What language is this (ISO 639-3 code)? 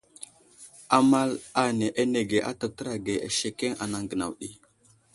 udl